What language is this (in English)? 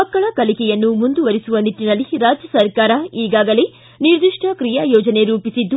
Kannada